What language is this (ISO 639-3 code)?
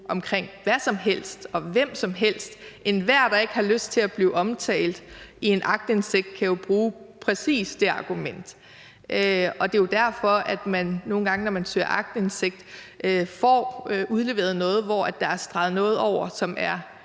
dan